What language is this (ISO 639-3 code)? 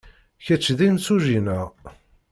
kab